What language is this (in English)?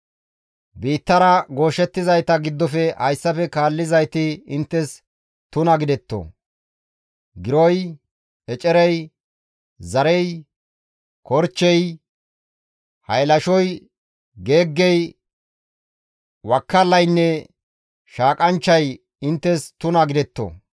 Gamo